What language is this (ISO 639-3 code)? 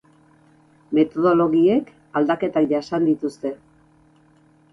eus